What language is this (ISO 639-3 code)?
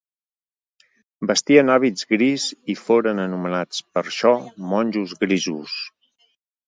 cat